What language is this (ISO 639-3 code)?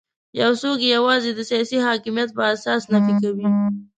pus